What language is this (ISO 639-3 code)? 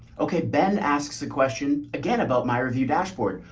eng